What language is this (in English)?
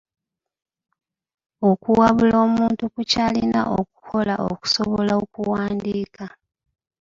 Ganda